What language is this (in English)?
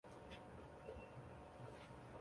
Chinese